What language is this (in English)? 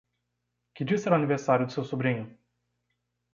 Portuguese